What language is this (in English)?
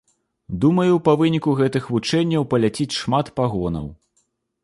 Belarusian